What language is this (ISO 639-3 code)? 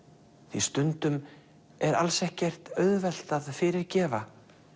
isl